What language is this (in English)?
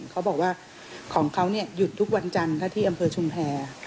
Thai